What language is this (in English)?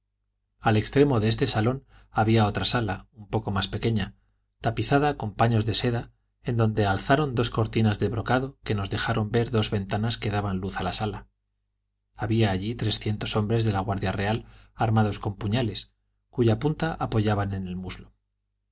Spanish